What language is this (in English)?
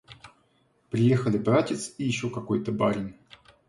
Russian